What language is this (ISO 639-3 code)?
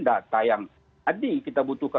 ind